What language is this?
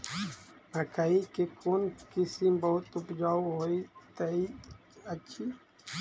Maithili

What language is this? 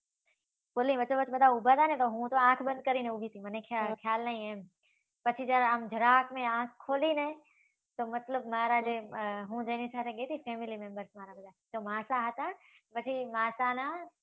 Gujarati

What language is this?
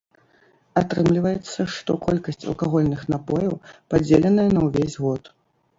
Belarusian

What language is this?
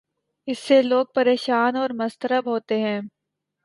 Urdu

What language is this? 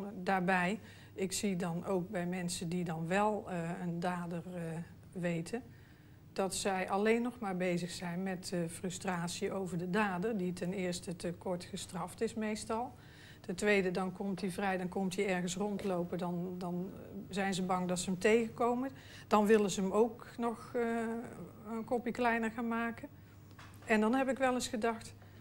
Dutch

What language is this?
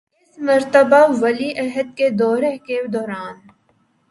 Urdu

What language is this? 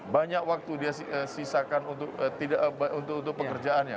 Indonesian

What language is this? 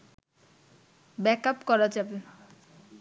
Bangla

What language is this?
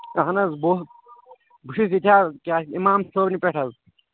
Kashmiri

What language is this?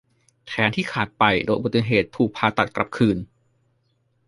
Thai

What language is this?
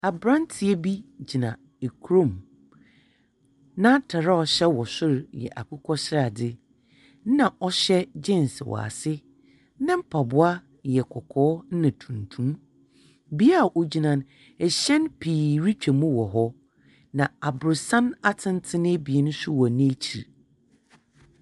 Akan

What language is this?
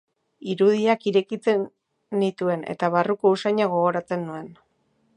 Basque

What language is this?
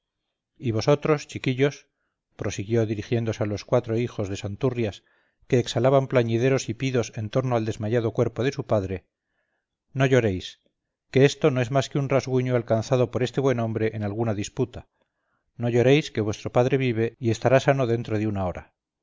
Spanish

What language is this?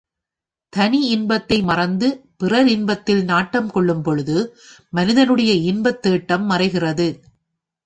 Tamil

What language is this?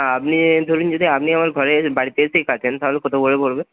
Bangla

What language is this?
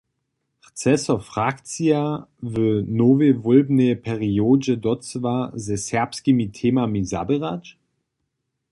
Upper Sorbian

